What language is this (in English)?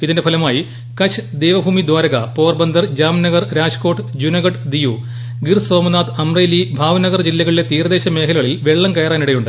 Malayalam